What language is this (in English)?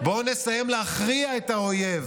Hebrew